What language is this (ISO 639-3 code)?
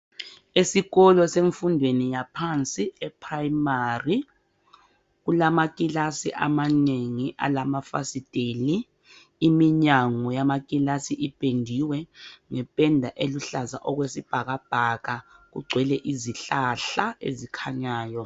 nde